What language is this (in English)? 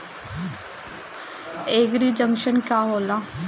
Bhojpuri